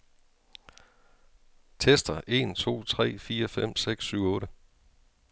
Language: Danish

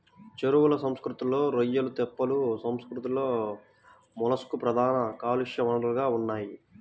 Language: Telugu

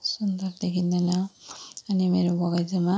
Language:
Nepali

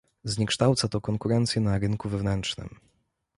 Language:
Polish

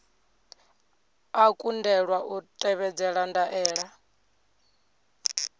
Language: Venda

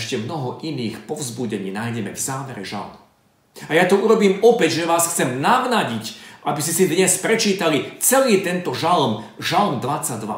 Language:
Slovak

